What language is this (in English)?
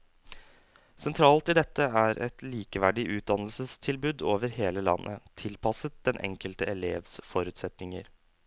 Norwegian